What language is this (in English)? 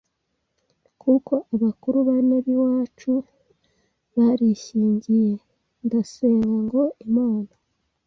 Kinyarwanda